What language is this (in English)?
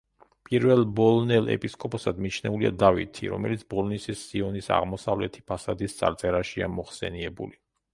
Georgian